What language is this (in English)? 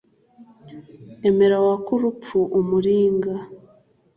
Kinyarwanda